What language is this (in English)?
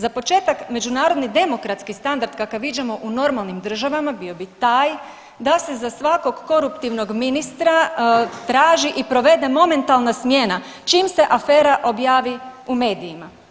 Croatian